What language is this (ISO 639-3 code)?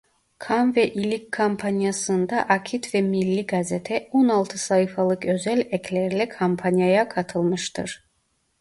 tur